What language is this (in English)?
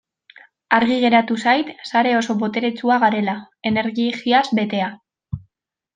Basque